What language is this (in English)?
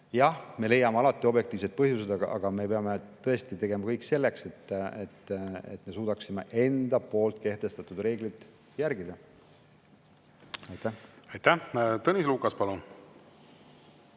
Estonian